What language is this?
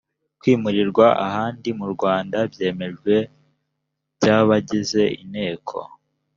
Kinyarwanda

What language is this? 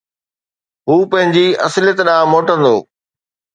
Sindhi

